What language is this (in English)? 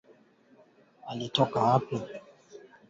Swahili